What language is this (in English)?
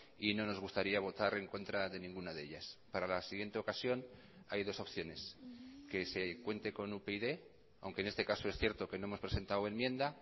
Spanish